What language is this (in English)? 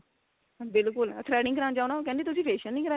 Punjabi